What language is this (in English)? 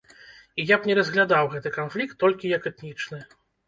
Belarusian